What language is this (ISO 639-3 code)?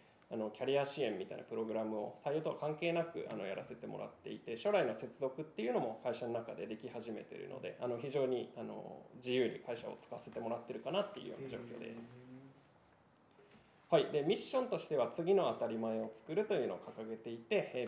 jpn